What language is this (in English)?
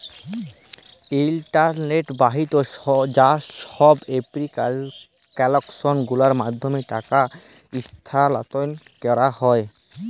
Bangla